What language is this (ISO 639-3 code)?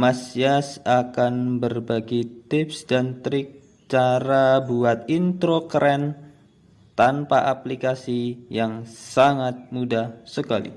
ind